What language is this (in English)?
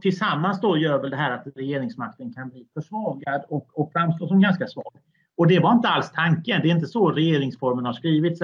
Swedish